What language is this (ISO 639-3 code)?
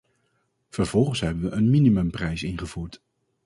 nld